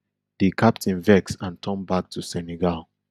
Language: Nigerian Pidgin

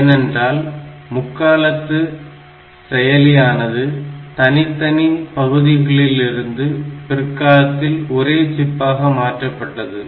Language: Tamil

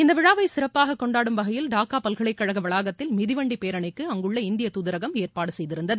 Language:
Tamil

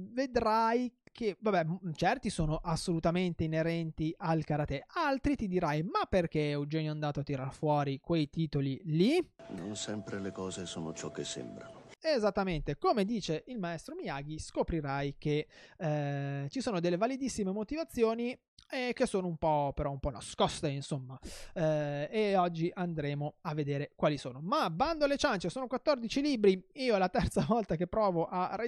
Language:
Italian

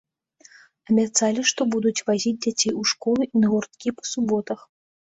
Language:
Belarusian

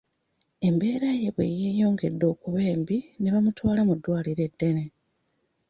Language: Ganda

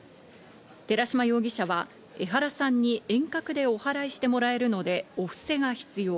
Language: Japanese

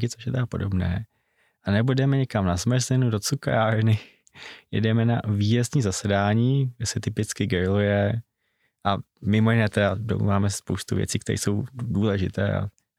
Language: Czech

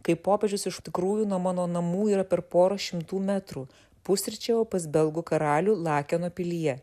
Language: Lithuanian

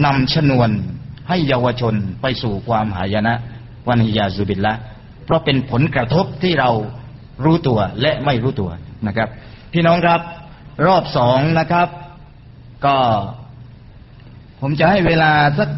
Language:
Thai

